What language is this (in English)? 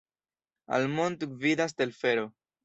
Esperanto